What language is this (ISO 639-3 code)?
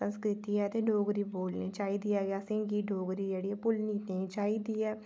doi